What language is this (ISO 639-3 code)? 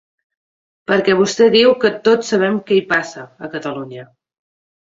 cat